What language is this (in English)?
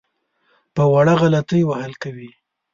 Pashto